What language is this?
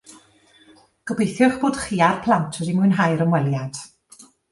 Welsh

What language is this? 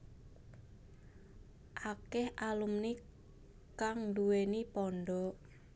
Javanese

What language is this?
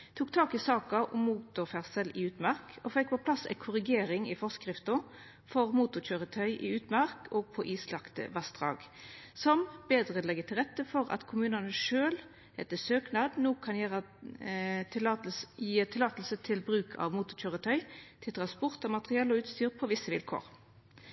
Norwegian Nynorsk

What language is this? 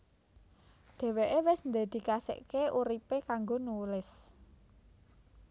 Javanese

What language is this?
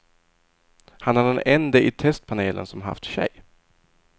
Swedish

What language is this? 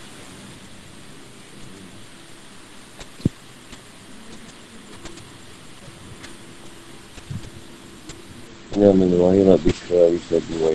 Malay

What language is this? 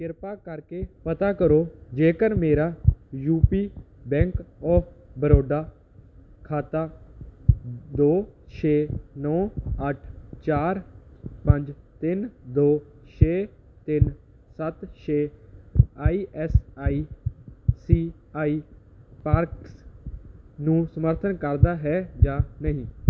Punjabi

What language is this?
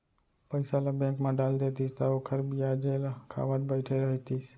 Chhattisgarhi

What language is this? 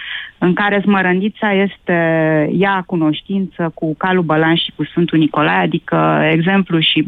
Romanian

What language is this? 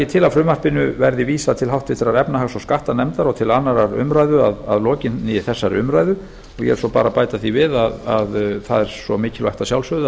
Icelandic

